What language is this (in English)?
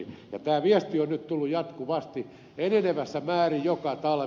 Finnish